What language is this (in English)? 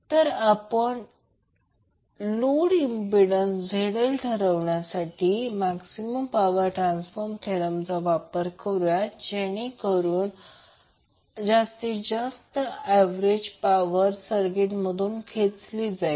Marathi